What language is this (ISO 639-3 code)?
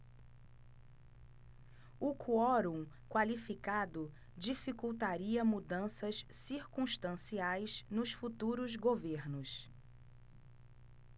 por